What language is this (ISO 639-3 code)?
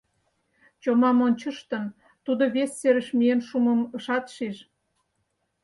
chm